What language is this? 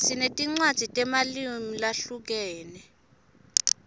Swati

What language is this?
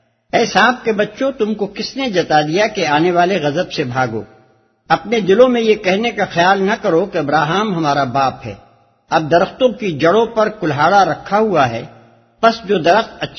Urdu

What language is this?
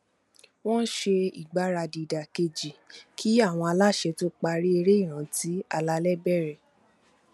Yoruba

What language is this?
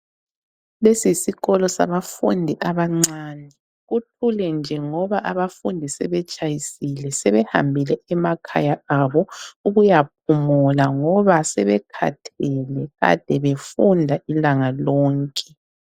North Ndebele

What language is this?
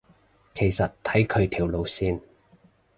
Cantonese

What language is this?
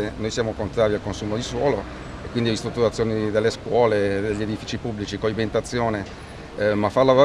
Italian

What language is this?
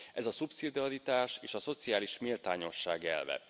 Hungarian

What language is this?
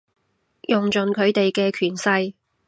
Cantonese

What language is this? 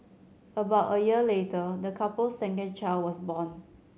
English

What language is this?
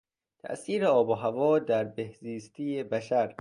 Persian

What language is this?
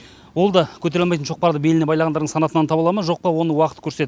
Kazakh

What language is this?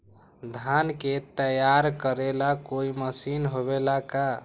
Magahi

